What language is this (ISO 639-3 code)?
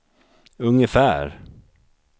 swe